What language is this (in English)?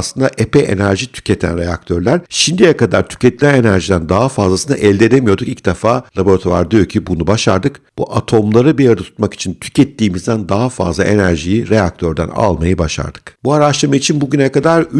Turkish